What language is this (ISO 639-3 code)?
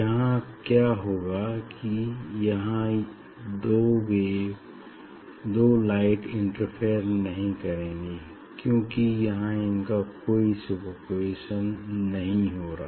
hin